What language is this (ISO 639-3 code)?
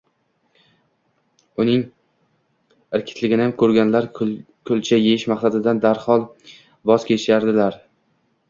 uzb